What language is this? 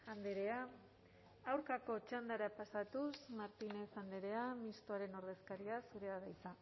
Basque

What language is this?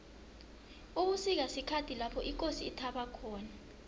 South Ndebele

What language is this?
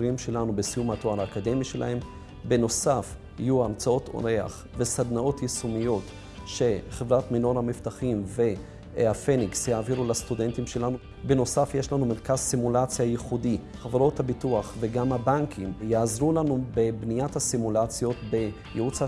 Hebrew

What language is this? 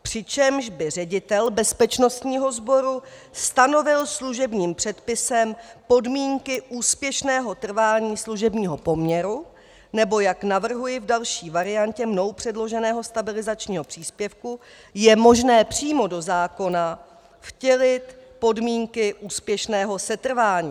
Czech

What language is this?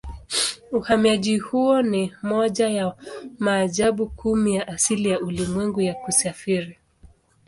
Swahili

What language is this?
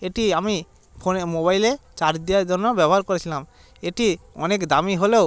Bangla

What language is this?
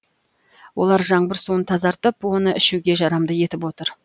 Kazakh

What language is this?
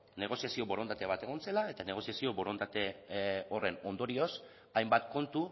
Basque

